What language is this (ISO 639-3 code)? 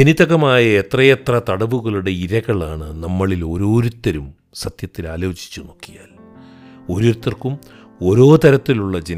mal